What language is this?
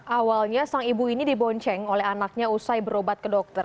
Indonesian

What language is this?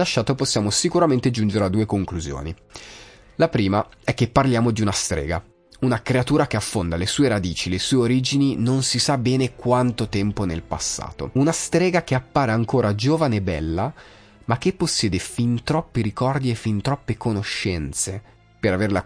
Italian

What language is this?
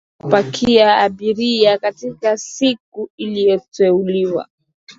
Swahili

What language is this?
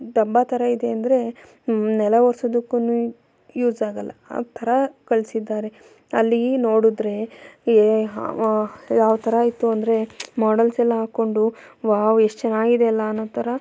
Kannada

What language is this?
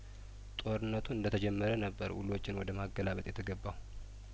Amharic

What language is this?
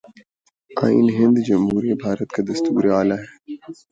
Urdu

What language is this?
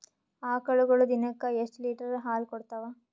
Kannada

